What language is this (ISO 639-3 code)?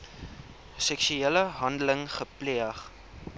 afr